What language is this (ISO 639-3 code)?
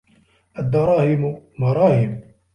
ara